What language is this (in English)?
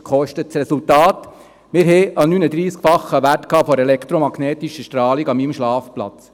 Swiss German